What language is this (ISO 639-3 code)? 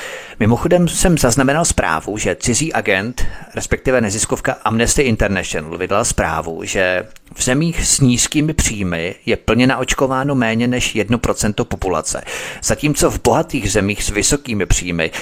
ces